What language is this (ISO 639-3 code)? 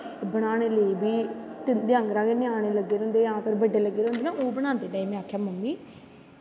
doi